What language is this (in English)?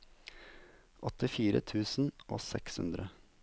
Norwegian